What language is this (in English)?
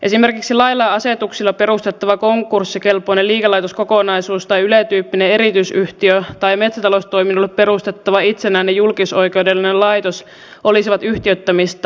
Finnish